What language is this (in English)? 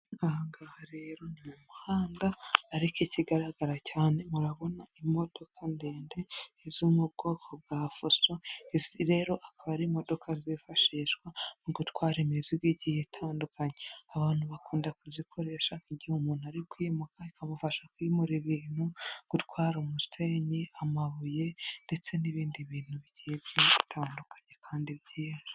Kinyarwanda